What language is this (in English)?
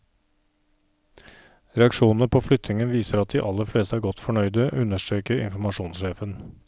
Norwegian